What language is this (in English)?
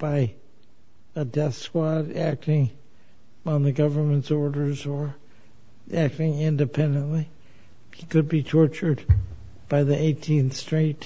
English